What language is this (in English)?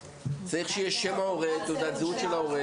Hebrew